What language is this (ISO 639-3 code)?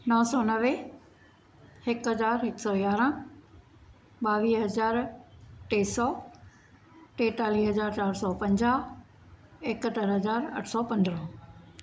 snd